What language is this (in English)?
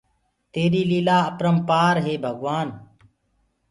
Gurgula